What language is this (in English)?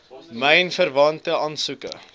Afrikaans